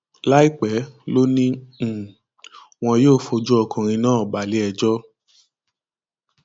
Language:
Yoruba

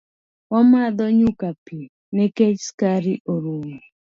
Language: Luo (Kenya and Tanzania)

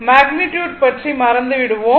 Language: Tamil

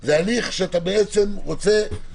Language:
Hebrew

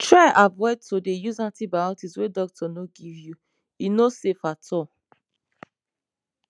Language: Nigerian Pidgin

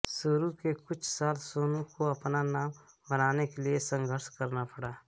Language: Hindi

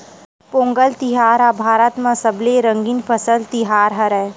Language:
Chhattisgarhi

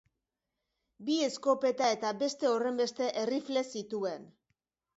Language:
Basque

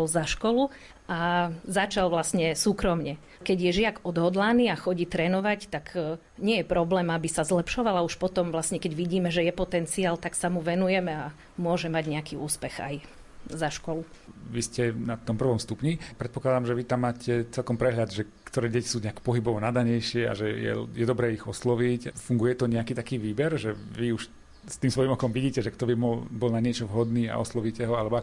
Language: Slovak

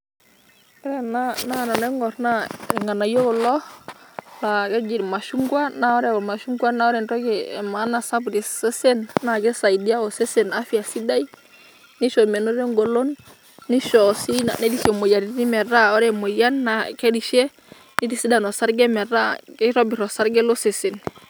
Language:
Masai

